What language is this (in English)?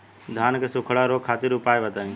Bhojpuri